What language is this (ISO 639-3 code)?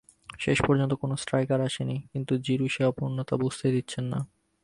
ben